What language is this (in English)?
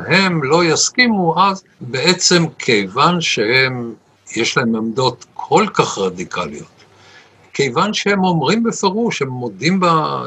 Hebrew